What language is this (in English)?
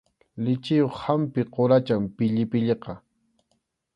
Arequipa-La Unión Quechua